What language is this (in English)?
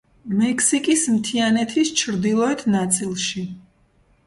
Georgian